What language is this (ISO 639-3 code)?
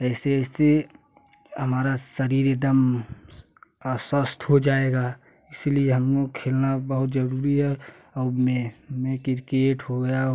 hin